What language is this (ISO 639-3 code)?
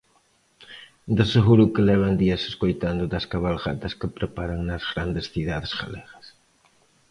glg